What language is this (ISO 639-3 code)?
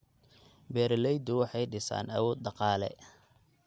som